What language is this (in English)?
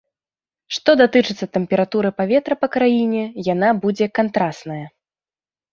Belarusian